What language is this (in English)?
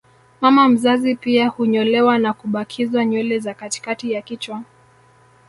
Swahili